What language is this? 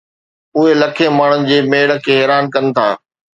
Sindhi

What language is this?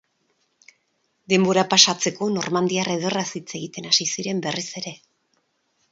Basque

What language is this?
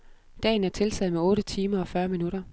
Danish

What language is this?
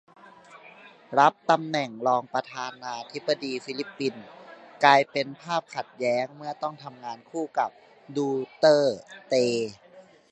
Thai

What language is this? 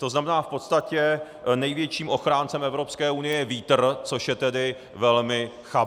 Czech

